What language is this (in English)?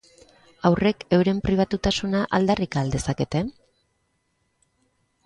Basque